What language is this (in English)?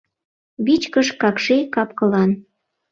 Mari